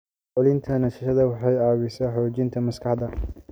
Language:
Somali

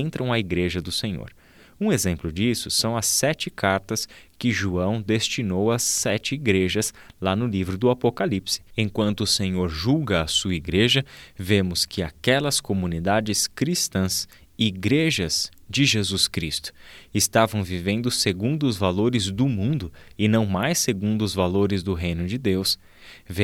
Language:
Portuguese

